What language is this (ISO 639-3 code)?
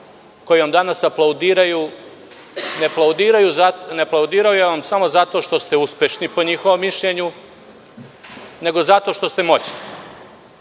srp